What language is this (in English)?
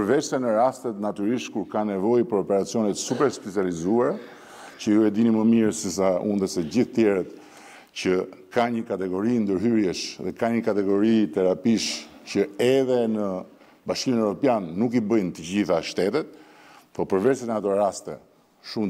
Romanian